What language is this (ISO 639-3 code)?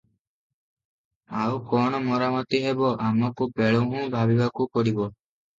ori